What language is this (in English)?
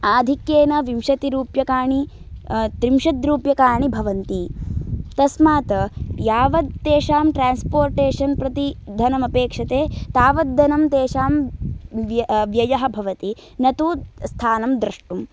Sanskrit